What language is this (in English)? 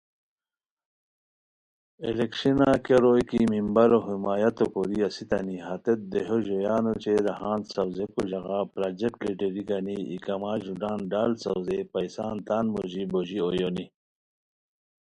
Khowar